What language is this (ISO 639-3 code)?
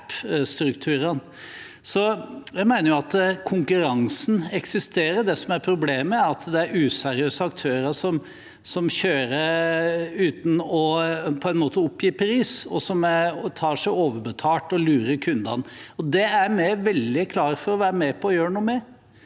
nor